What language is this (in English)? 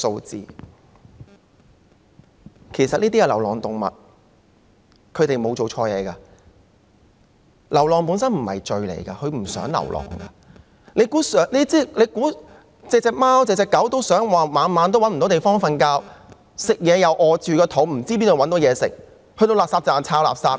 Cantonese